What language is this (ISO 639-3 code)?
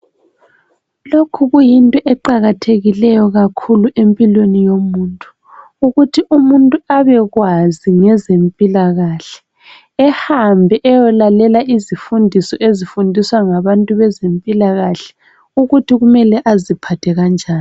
nde